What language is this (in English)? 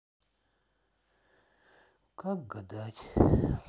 Russian